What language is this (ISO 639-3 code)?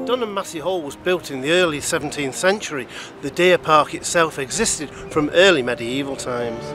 eng